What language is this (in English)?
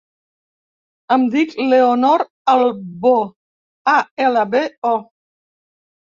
Catalan